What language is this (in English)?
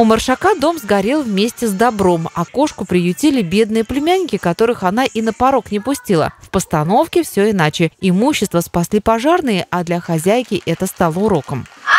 Russian